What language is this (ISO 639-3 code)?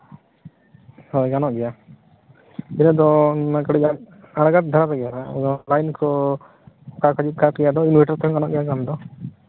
sat